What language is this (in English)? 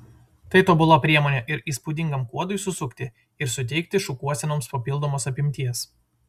Lithuanian